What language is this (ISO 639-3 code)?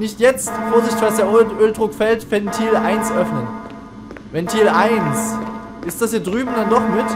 deu